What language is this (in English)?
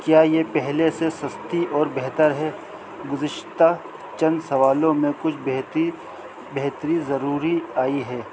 Urdu